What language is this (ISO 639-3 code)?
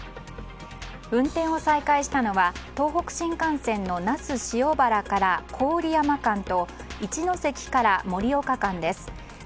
jpn